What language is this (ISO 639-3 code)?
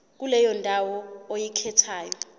zul